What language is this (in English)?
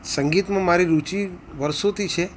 Gujarati